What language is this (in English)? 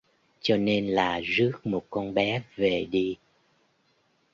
Vietnamese